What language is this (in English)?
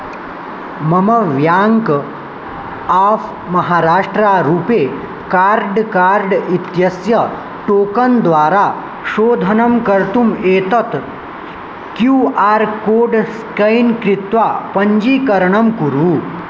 Sanskrit